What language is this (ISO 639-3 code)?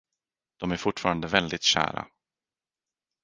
swe